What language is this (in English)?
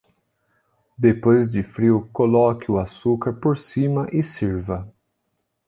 Portuguese